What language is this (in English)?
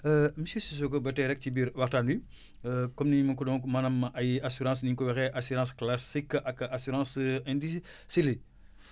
Wolof